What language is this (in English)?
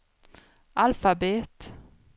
Swedish